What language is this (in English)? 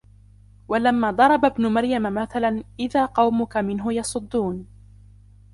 Arabic